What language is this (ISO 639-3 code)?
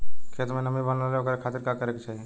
bho